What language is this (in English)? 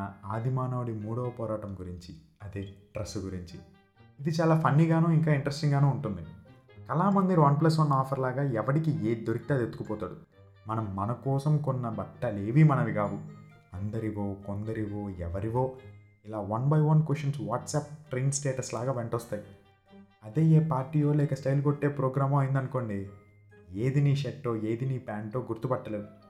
Telugu